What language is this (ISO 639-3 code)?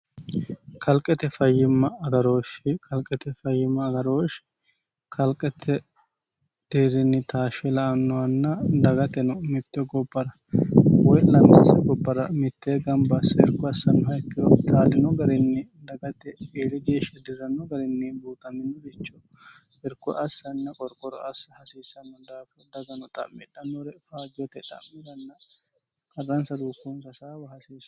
sid